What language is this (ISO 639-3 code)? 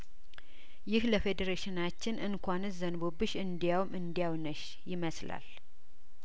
amh